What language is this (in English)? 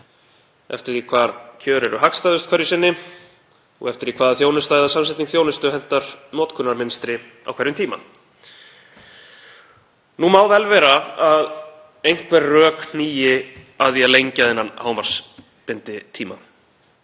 Icelandic